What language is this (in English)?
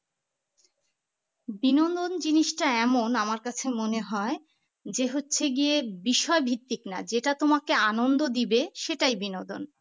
Bangla